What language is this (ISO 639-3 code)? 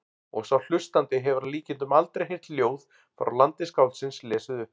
isl